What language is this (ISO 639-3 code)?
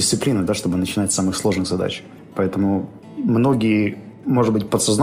rus